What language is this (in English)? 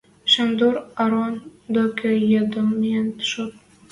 Western Mari